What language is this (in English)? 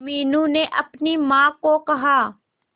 Hindi